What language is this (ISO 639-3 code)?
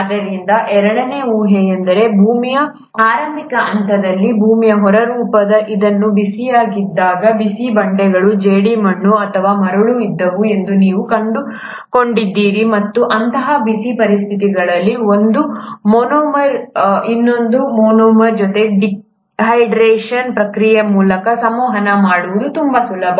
kan